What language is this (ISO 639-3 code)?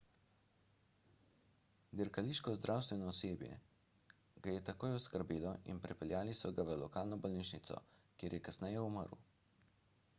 slv